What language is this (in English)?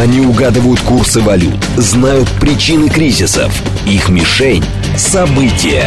Russian